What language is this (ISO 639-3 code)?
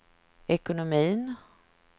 swe